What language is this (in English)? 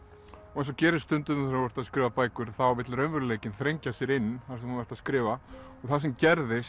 Icelandic